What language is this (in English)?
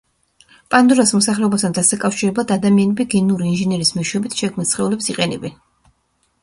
Georgian